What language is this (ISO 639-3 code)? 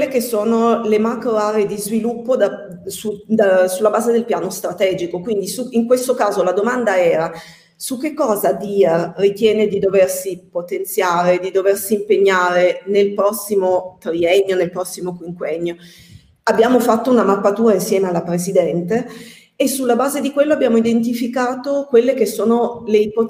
ita